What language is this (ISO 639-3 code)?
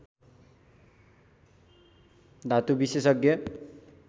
nep